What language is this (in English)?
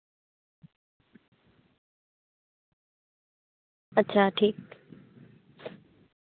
Santali